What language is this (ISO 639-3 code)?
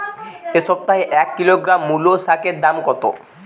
ben